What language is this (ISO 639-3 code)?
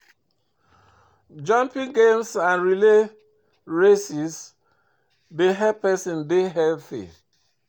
pcm